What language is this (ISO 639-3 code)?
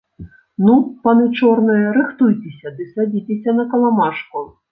bel